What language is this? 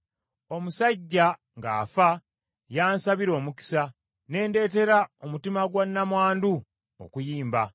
Ganda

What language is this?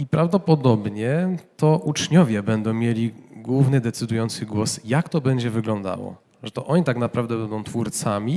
Polish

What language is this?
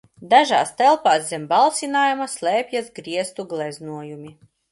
Latvian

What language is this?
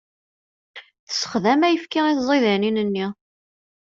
Kabyle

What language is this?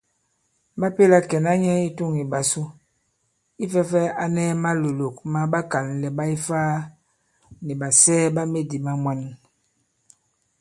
Bankon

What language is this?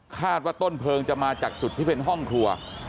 Thai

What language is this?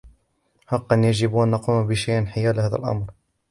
Arabic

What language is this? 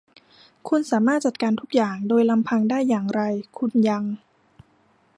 Thai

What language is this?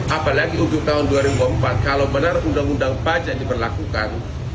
Indonesian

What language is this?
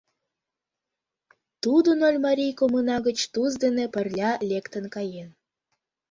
Mari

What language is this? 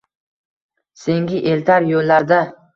Uzbek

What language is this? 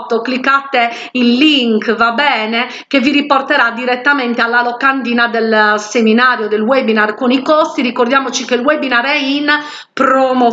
Italian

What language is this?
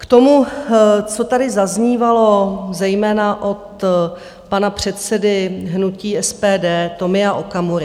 Czech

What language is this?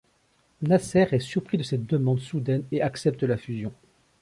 French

